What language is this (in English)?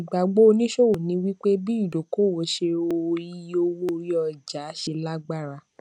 Yoruba